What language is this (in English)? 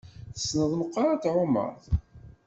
Kabyle